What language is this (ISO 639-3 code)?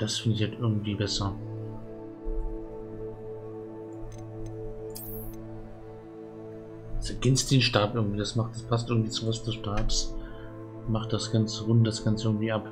deu